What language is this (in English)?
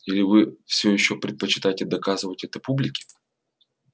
Russian